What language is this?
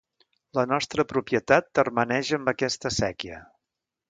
Catalan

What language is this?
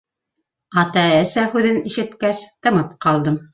Bashkir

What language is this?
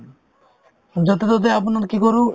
Assamese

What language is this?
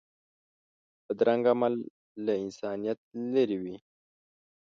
Pashto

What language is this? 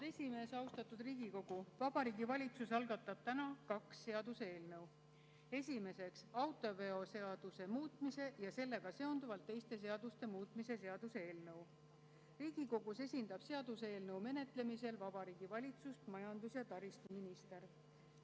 Estonian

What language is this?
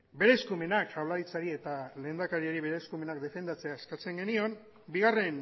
Basque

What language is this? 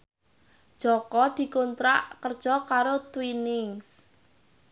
Javanese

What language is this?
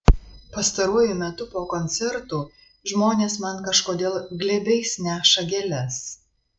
Lithuanian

